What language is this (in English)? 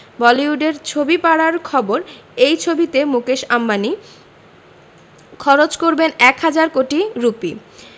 Bangla